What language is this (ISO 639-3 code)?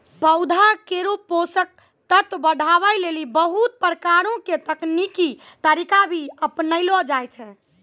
mai